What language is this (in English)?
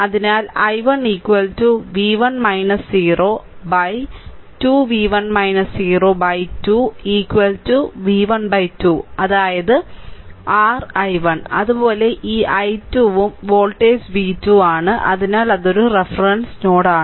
Malayalam